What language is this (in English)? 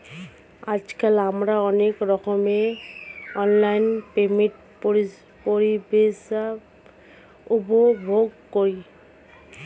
Bangla